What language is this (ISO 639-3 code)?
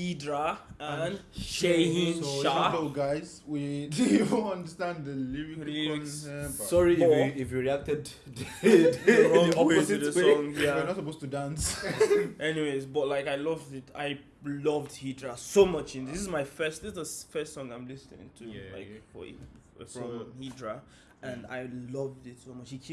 tur